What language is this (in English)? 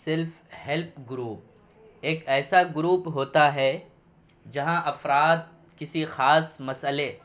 Urdu